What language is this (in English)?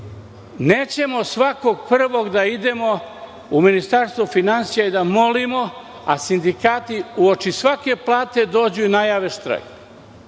Serbian